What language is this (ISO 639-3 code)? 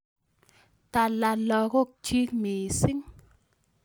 kln